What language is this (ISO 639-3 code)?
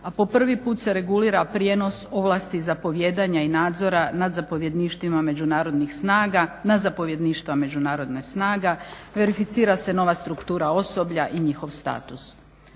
hrv